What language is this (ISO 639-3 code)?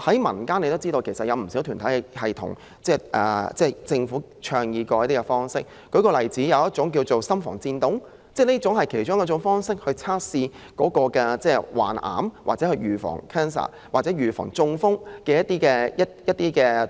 yue